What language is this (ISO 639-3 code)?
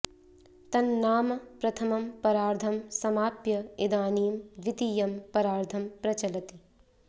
san